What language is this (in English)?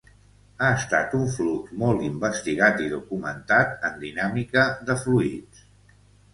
Catalan